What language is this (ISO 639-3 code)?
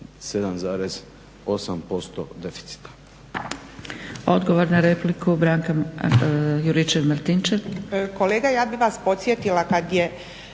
hrv